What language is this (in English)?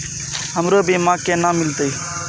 Maithili